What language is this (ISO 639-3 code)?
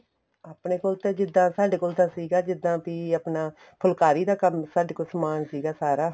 pan